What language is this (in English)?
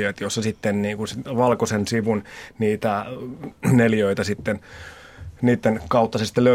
Finnish